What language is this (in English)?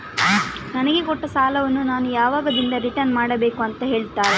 Kannada